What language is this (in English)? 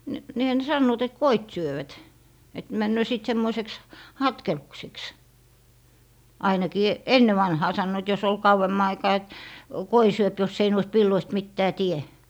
Finnish